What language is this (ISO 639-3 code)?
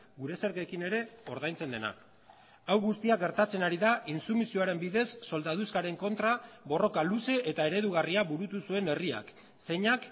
eus